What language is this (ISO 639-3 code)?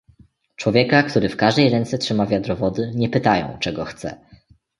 pol